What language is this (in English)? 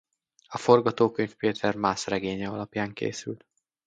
Hungarian